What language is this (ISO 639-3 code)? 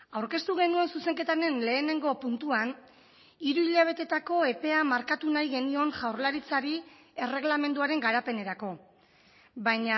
eus